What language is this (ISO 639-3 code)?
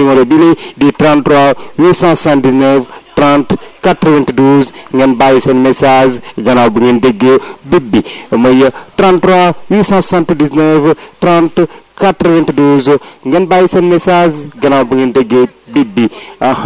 wol